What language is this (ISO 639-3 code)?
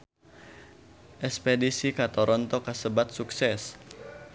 sun